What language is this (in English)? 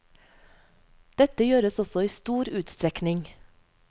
Norwegian